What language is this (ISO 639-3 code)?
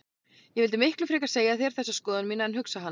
isl